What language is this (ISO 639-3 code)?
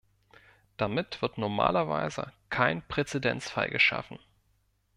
deu